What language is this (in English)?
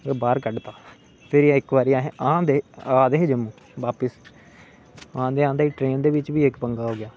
Dogri